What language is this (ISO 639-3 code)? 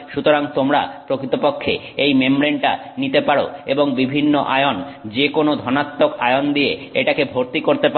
ben